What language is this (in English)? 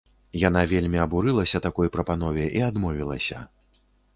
Belarusian